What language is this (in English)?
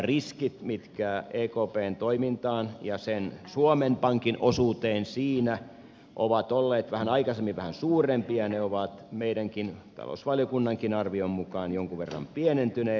Finnish